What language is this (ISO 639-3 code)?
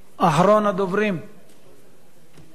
heb